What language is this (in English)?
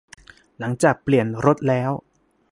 Thai